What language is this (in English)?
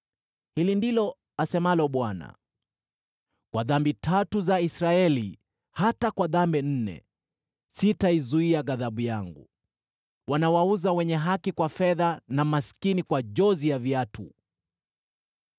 Swahili